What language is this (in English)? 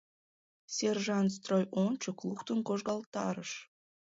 Mari